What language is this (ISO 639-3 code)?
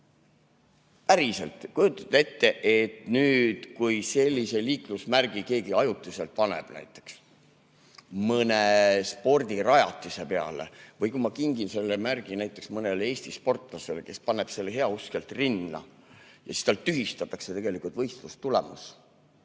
est